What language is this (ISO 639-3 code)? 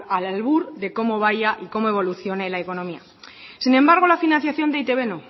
spa